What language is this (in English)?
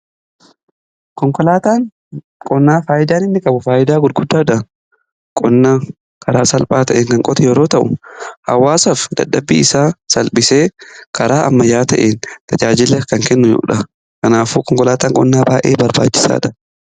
Oromo